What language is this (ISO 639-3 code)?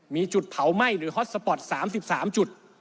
tha